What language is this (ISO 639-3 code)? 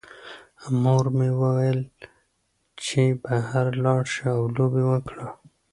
pus